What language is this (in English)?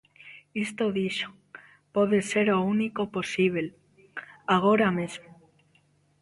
Galician